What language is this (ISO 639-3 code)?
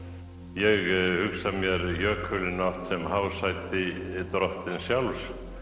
isl